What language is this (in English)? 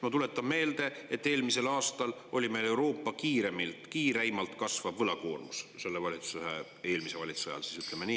Estonian